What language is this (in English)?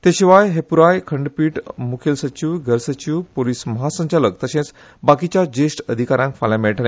Konkani